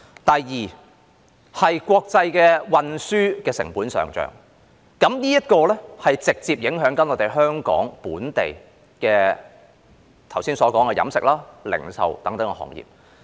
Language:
Cantonese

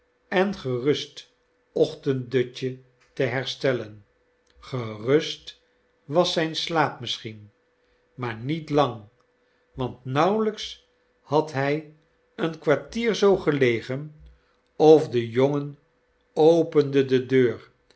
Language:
Dutch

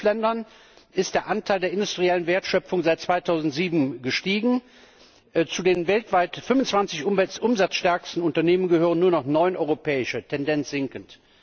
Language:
German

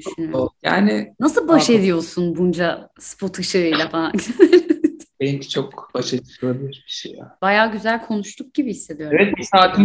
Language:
Turkish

